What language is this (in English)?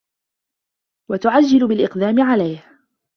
Arabic